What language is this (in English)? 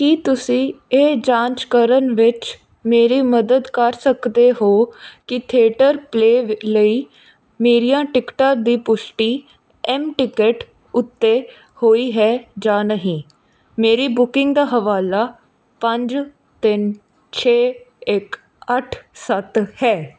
Punjabi